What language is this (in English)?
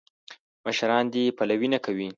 Pashto